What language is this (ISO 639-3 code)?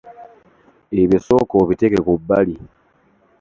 lug